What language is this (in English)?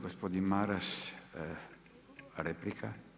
Croatian